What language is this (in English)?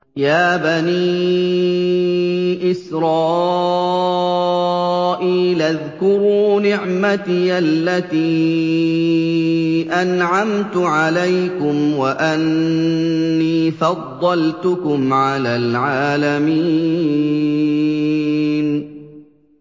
Arabic